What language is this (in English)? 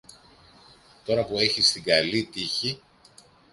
Greek